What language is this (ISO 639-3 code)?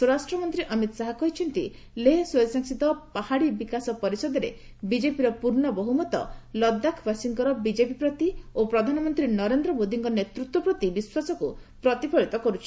ori